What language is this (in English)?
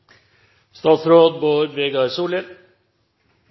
Norwegian Bokmål